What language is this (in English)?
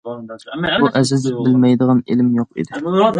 Uyghur